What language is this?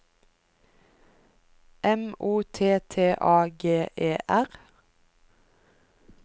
Norwegian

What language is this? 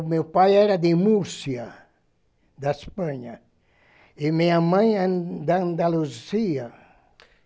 Portuguese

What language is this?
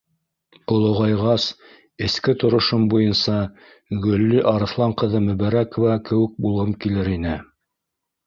Bashkir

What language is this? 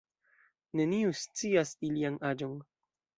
Esperanto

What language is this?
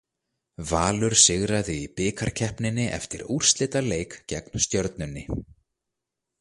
Icelandic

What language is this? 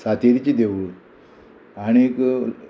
Konkani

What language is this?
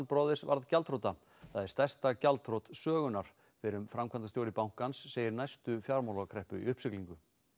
Icelandic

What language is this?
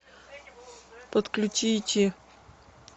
Russian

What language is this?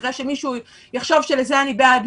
Hebrew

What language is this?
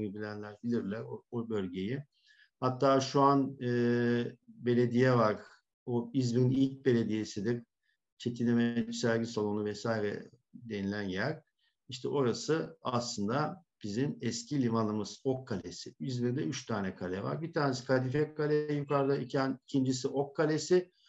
Turkish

